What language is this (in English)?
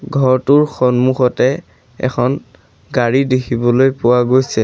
Assamese